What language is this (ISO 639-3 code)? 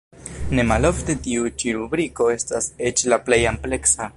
epo